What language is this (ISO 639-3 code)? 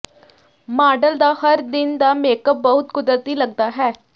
pan